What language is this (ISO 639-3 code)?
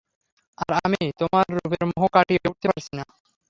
ben